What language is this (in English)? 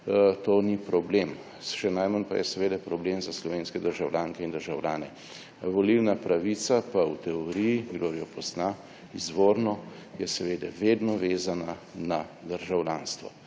Slovenian